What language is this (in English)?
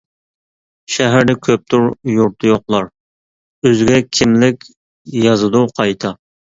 Uyghur